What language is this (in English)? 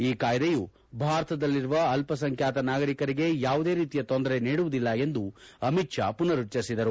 Kannada